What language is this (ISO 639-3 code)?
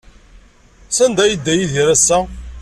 kab